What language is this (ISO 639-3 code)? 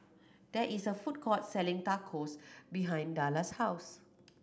eng